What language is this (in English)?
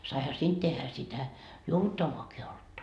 Finnish